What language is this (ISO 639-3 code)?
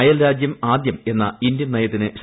mal